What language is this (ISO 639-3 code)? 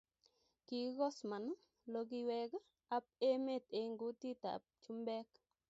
kln